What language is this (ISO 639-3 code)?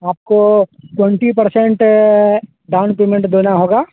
hin